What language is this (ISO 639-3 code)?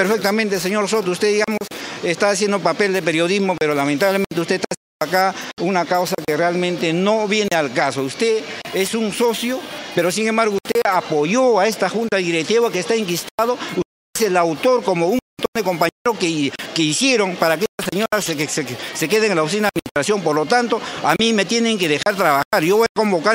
spa